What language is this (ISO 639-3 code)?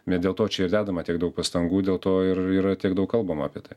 lit